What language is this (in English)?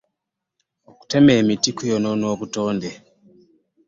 Ganda